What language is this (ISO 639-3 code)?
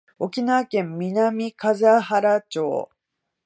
jpn